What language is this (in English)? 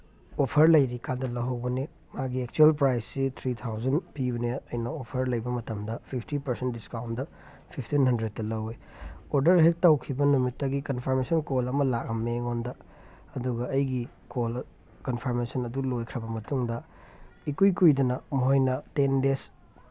Manipuri